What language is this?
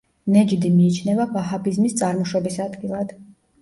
Georgian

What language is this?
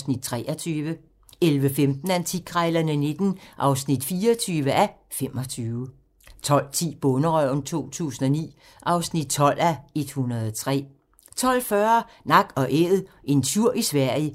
Danish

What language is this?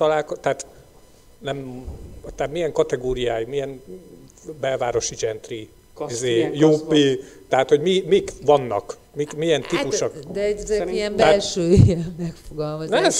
Hungarian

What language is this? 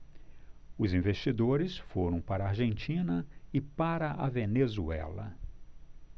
Portuguese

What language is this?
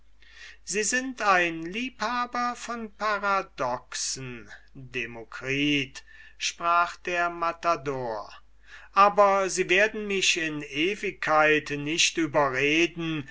German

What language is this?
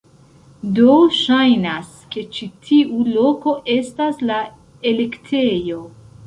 Esperanto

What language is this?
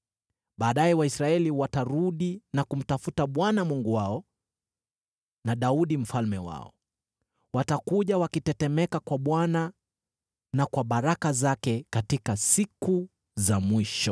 Swahili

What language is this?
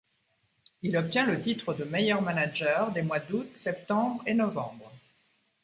French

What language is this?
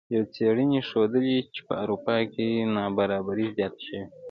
Pashto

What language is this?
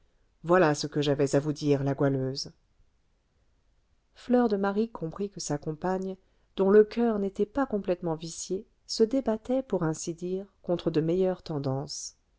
French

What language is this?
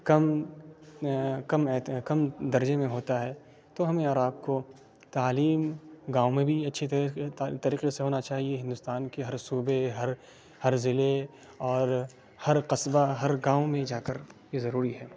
Urdu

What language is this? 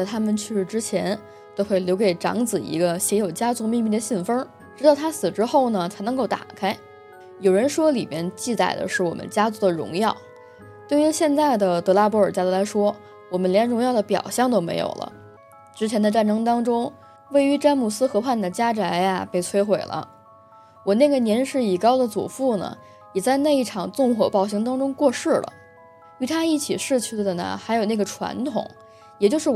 Chinese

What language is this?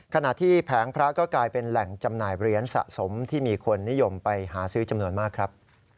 Thai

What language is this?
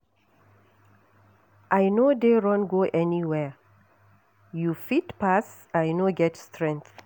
Nigerian Pidgin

